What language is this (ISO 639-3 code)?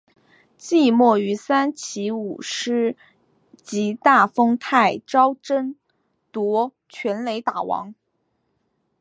zho